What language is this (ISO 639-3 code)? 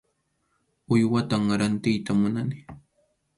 qxu